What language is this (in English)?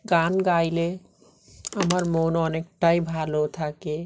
Bangla